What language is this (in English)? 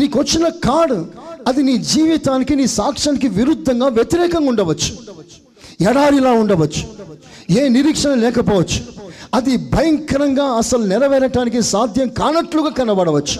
Telugu